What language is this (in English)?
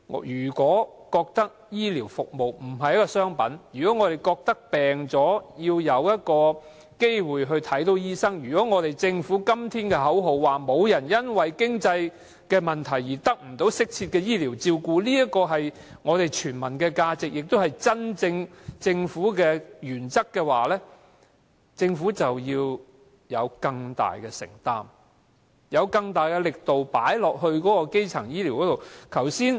Cantonese